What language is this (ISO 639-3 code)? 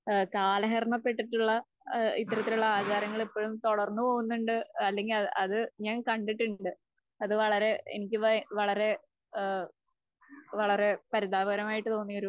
mal